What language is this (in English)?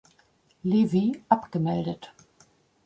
German